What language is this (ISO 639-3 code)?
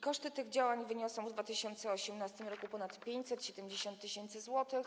pol